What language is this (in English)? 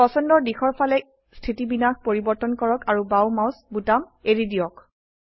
Assamese